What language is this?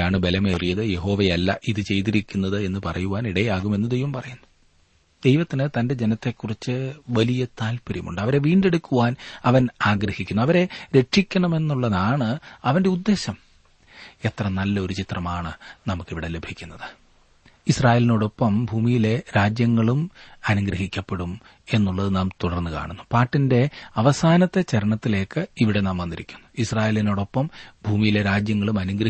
Malayalam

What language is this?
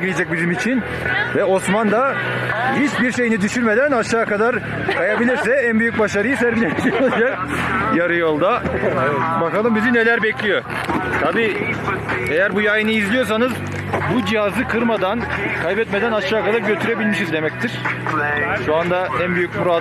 Turkish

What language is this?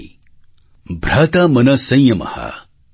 Gujarati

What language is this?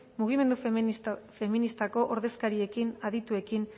Basque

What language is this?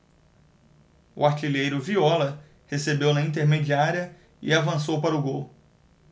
Portuguese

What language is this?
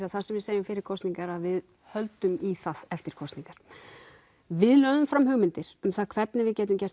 Icelandic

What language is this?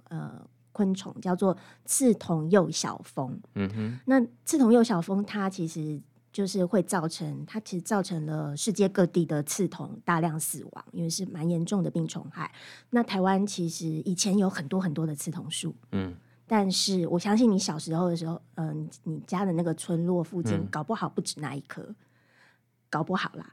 Chinese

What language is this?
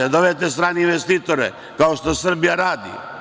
Serbian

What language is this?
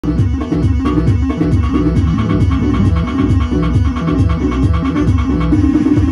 Arabic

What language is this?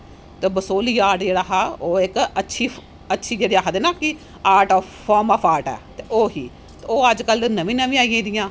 Dogri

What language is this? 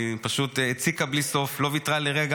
Hebrew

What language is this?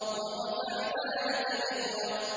Arabic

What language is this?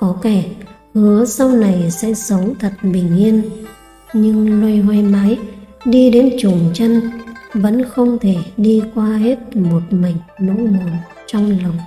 Vietnamese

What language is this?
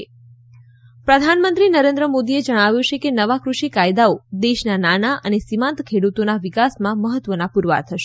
Gujarati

